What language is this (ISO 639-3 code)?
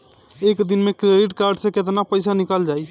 bho